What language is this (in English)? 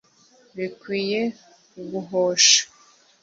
Kinyarwanda